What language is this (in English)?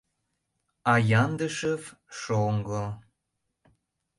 Mari